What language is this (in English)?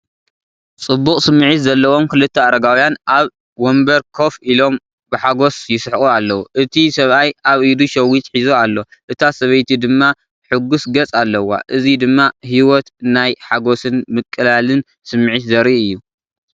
Tigrinya